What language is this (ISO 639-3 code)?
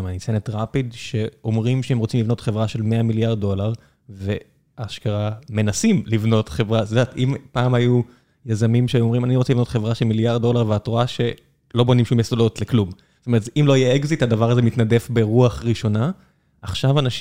heb